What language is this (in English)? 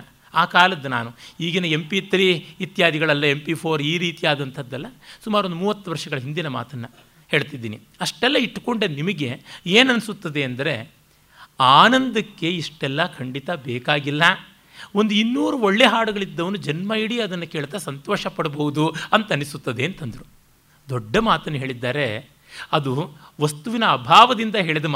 Kannada